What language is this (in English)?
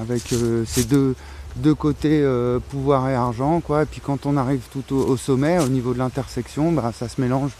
French